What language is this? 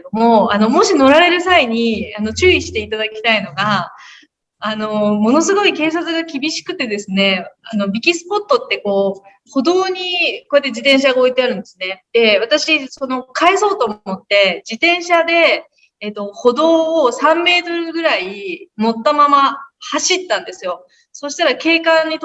Japanese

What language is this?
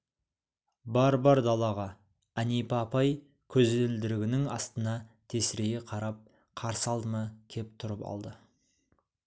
Kazakh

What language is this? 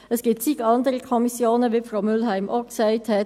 Swiss German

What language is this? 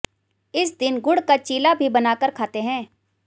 Hindi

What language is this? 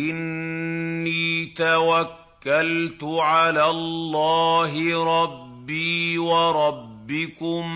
Arabic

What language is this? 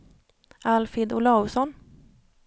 Swedish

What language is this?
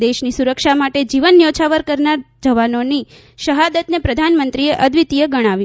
Gujarati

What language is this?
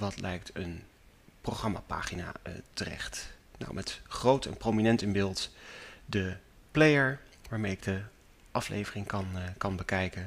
Dutch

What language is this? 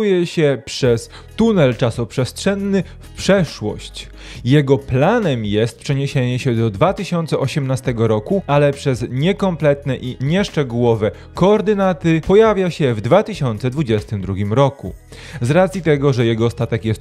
Polish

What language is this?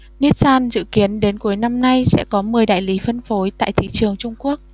Vietnamese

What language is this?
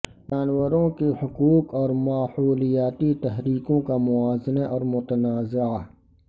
Urdu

